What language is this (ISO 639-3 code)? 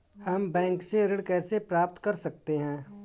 hin